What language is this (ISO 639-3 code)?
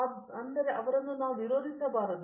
kan